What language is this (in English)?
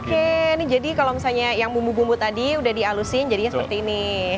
Indonesian